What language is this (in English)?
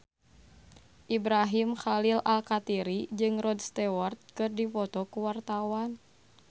Sundanese